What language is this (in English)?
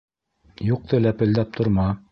Bashkir